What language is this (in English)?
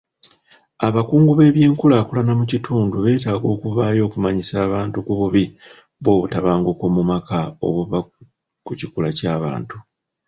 Ganda